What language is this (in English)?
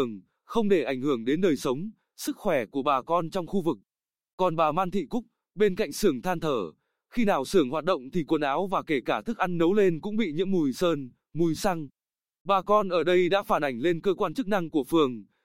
Vietnamese